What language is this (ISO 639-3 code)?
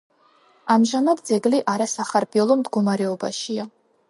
kat